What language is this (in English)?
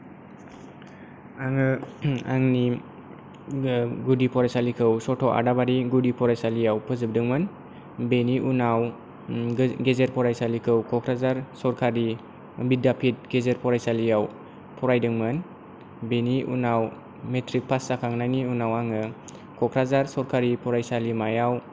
Bodo